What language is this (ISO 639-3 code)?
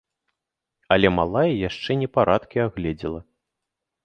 bel